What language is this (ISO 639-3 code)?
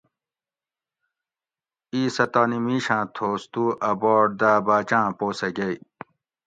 gwc